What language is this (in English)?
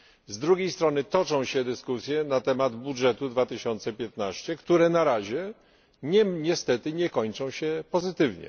Polish